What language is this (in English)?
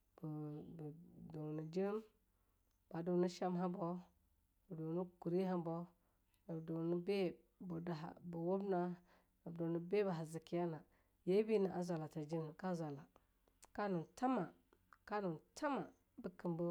Longuda